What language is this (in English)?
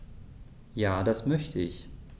German